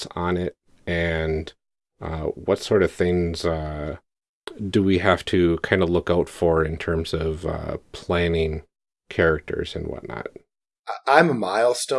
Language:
English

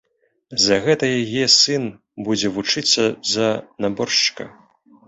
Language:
Belarusian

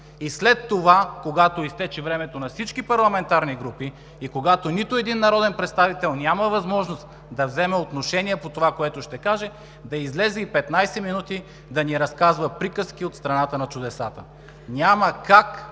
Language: Bulgarian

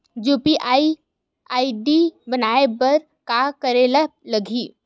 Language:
Chhattisgarhi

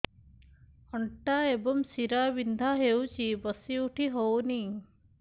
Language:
Odia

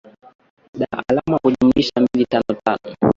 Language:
Swahili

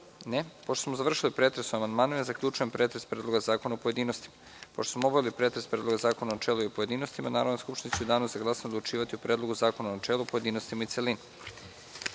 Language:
Serbian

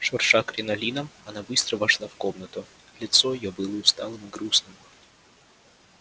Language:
Russian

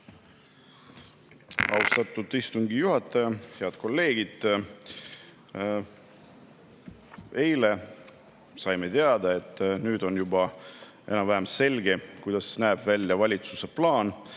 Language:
Estonian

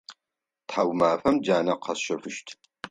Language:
Adyghe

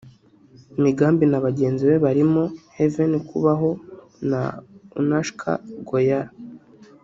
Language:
Kinyarwanda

